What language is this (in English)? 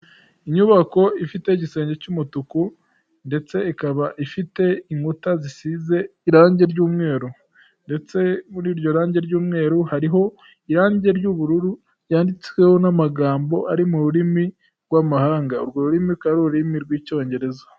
Kinyarwanda